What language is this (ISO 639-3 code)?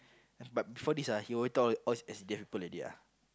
eng